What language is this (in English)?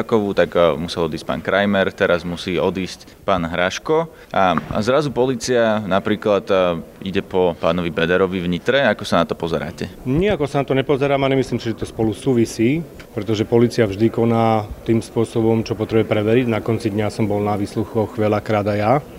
Slovak